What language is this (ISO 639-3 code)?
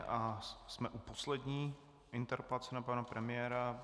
ces